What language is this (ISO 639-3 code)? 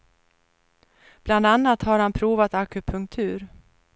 swe